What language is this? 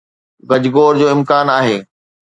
Sindhi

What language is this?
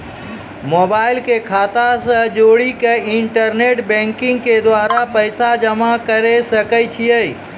Maithili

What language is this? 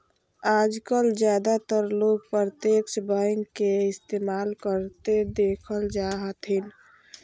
Magahi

